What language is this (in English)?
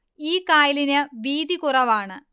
Malayalam